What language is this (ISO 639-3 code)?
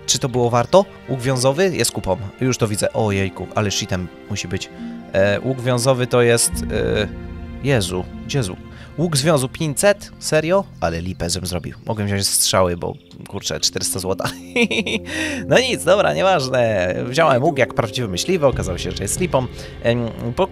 pol